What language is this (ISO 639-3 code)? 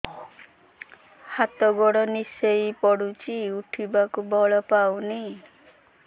ori